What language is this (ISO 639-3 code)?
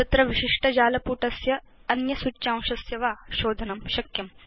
san